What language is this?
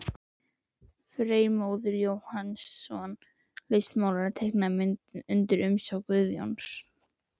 Icelandic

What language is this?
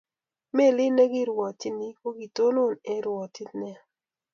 Kalenjin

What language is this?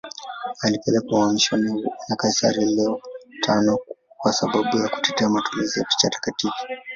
Swahili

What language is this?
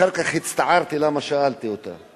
Hebrew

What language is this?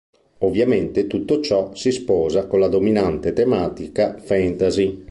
Italian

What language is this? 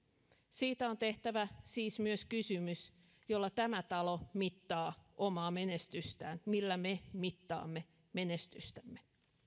Finnish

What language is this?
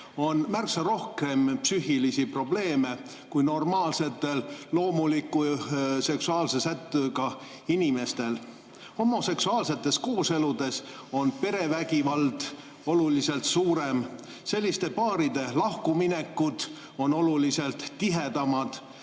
Estonian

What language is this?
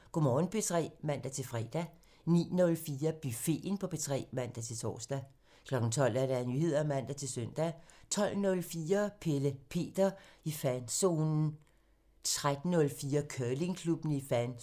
Danish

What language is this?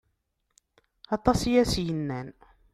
Kabyle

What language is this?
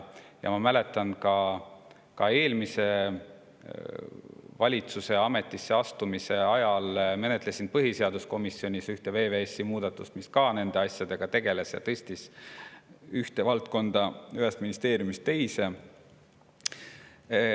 Estonian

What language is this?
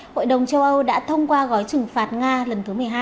Vietnamese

